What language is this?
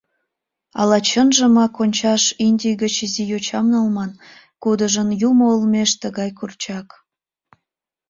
Mari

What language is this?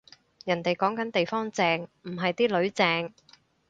Cantonese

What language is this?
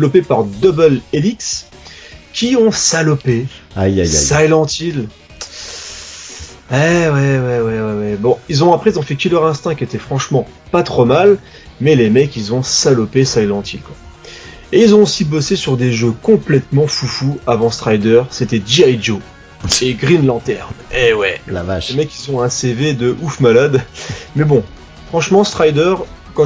French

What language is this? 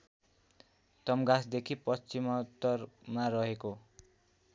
Nepali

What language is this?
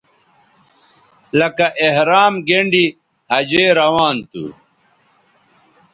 Bateri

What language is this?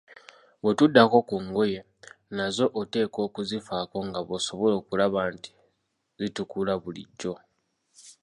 Ganda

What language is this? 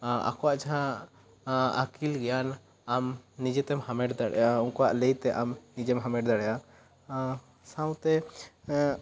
Santali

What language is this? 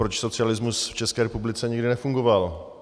Czech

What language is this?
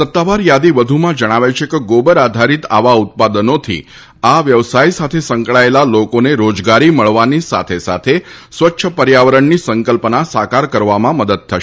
Gujarati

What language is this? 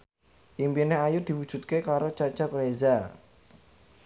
Javanese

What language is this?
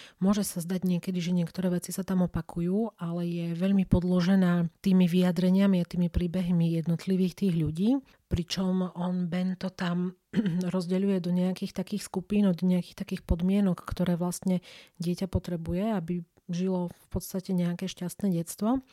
Slovak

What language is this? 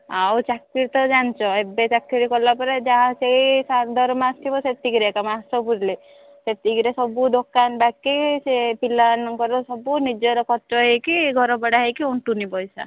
Odia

